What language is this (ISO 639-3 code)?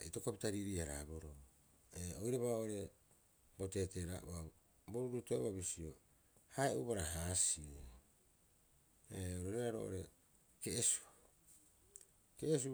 kyx